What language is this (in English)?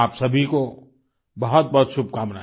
Hindi